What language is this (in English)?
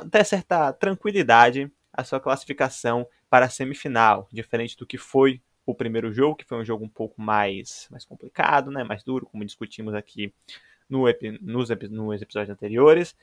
Portuguese